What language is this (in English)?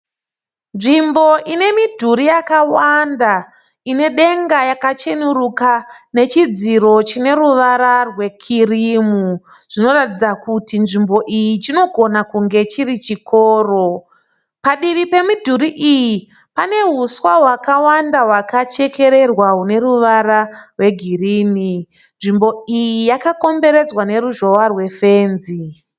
Shona